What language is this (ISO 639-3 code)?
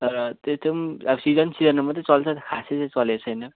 nep